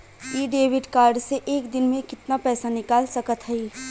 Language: Bhojpuri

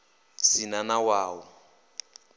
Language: Venda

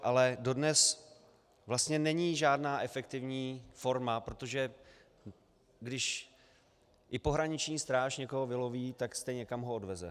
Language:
Czech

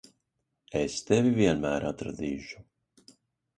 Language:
Latvian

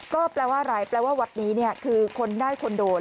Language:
Thai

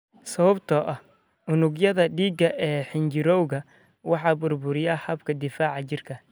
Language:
Somali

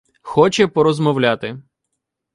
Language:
Ukrainian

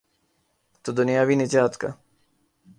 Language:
Urdu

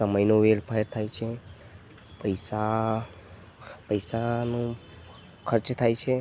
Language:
Gujarati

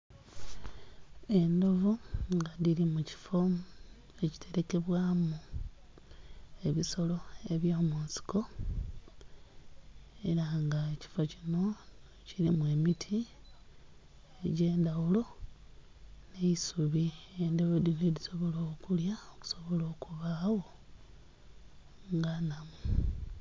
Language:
Soga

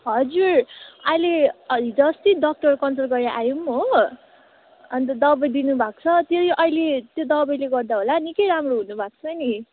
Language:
Nepali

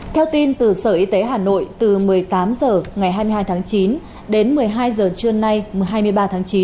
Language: Vietnamese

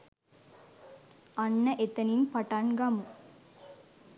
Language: Sinhala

